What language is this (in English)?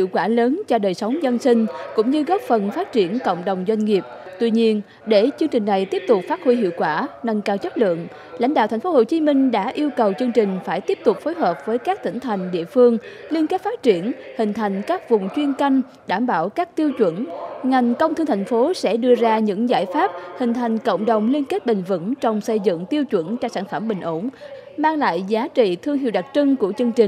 Vietnamese